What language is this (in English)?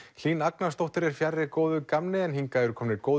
Icelandic